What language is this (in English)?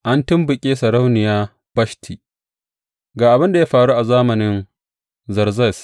Hausa